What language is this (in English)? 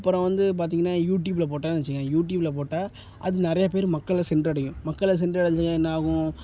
Tamil